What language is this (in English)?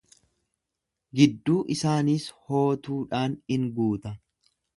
Oromo